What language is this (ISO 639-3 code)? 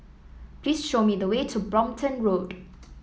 eng